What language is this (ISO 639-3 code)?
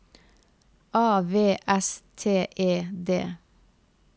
nor